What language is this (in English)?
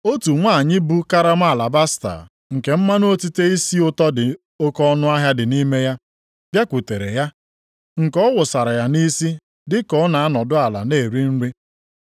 Igbo